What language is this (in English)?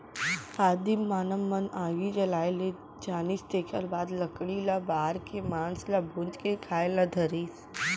Chhattisgarhi